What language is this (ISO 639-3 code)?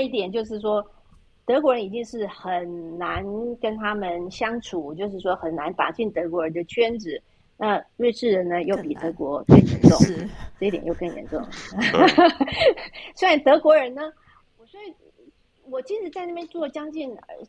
zho